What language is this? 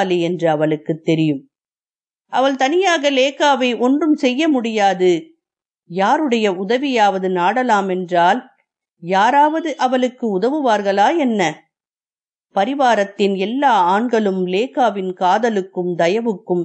Tamil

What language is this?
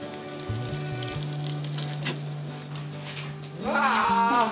Japanese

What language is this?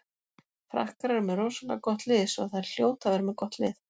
Icelandic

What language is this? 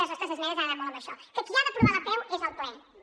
Catalan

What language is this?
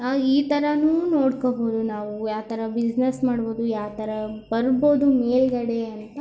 Kannada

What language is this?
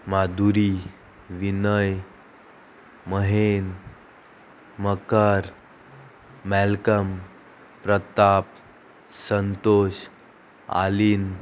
Konkani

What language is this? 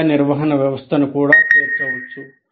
Telugu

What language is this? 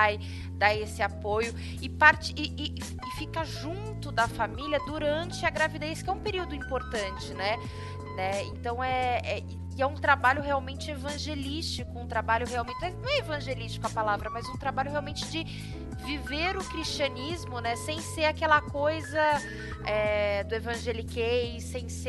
Portuguese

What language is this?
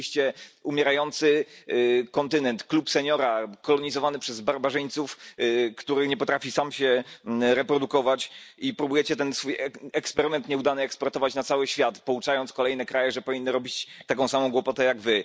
Polish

